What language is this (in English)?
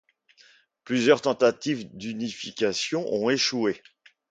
French